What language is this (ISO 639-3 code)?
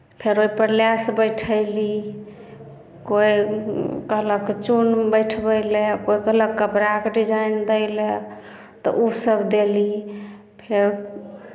mai